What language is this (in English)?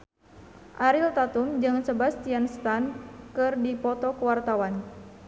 Sundanese